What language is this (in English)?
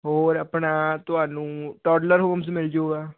Punjabi